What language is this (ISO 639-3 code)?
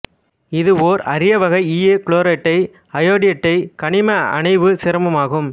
tam